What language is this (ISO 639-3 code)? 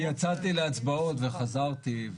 heb